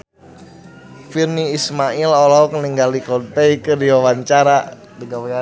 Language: Sundanese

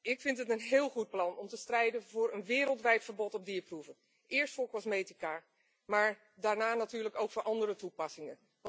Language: Dutch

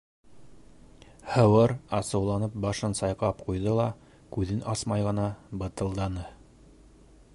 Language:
Bashkir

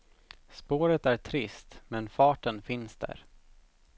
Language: Swedish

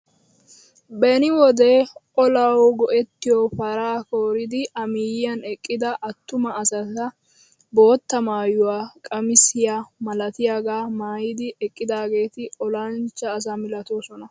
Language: Wolaytta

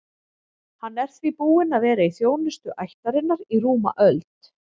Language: Icelandic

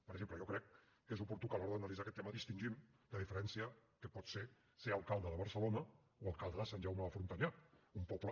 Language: Catalan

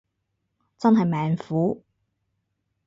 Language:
Cantonese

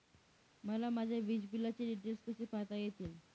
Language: Marathi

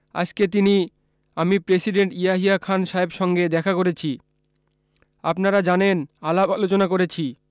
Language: Bangla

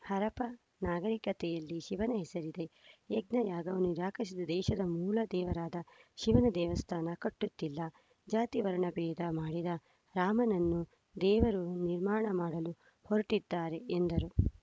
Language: Kannada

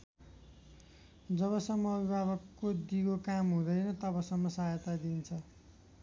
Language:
Nepali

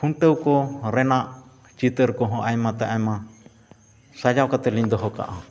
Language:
Santali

